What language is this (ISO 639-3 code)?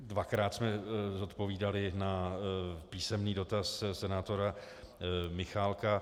ces